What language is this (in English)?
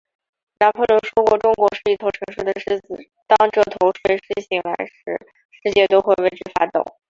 Chinese